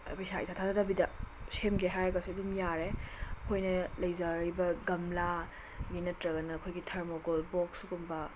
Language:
Manipuri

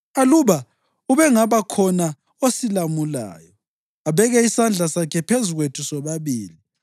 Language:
North Ndebele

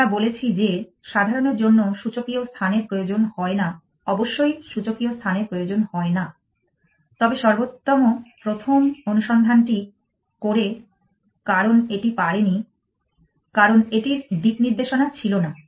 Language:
Bangla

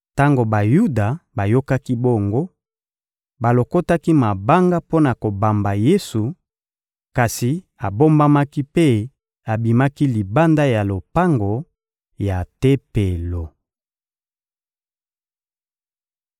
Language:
Lingala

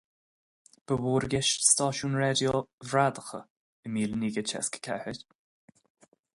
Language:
Irish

